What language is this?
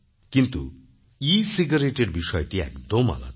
Bangla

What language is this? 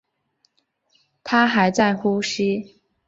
Chinese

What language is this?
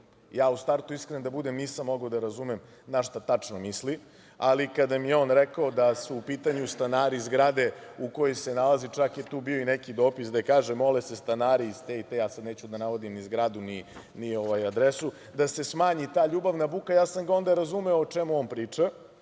Serbian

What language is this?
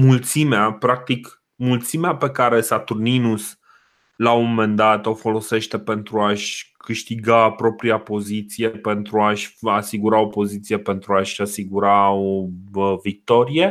Romanian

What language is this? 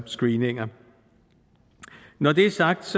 Danish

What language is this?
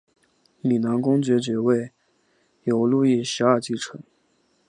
Chinese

